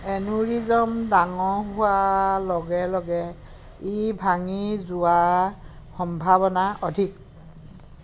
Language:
Assamese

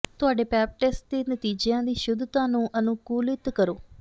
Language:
Punjabi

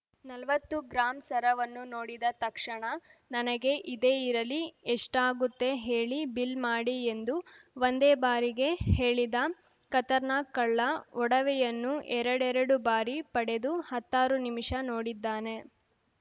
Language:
Kannada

